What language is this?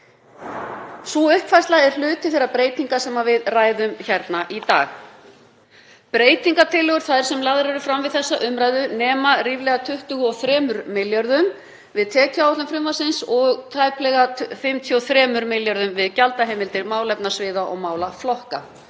Icelandic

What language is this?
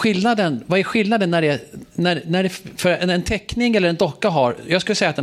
Swedish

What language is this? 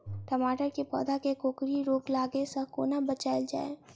Maithili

